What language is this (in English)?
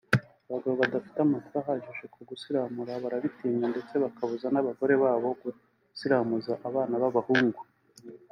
Kinyarwanda